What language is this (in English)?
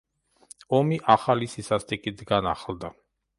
Georgian